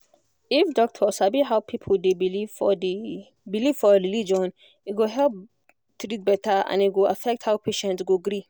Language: Nigerian Pidgin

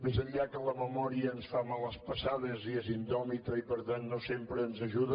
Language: Catalan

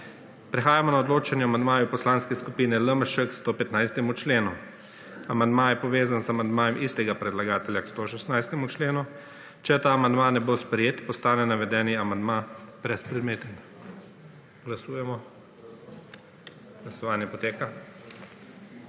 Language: Slovenian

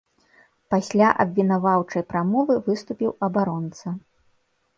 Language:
Belarusian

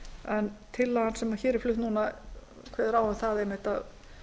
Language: Icelandic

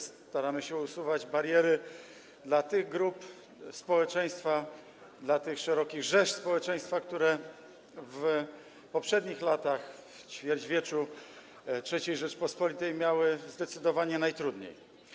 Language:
Polish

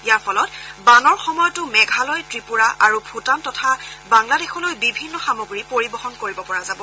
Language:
Assamese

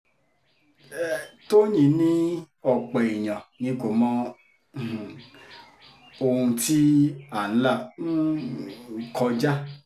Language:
Yoruba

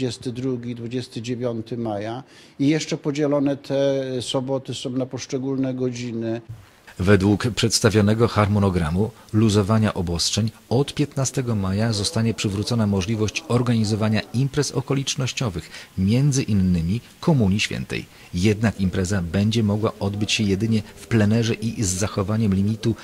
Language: Polish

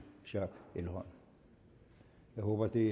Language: Danish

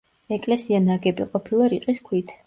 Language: Georgian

